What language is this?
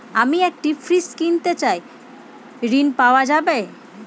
Bangla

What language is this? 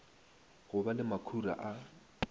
Northern Sotho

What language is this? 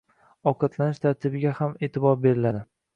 Uzbek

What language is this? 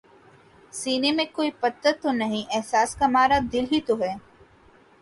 Urdu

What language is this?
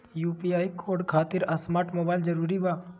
Magahi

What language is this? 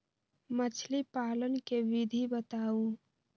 Magahi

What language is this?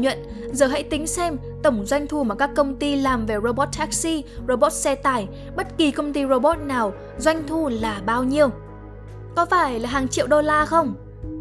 Vietnamese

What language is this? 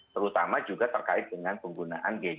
Indonesian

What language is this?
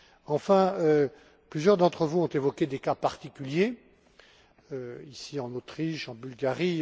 French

